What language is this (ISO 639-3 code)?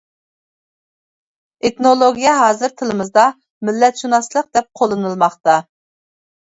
uig